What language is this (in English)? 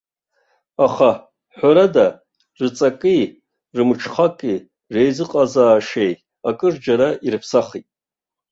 Abkhazian